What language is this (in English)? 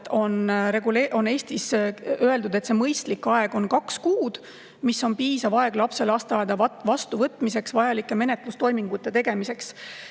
Estonian